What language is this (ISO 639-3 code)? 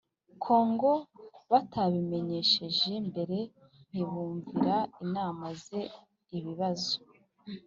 kin